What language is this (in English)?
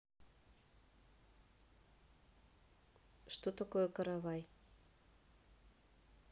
Russian